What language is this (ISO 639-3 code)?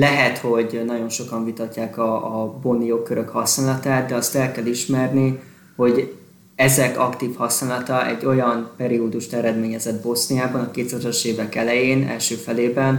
hun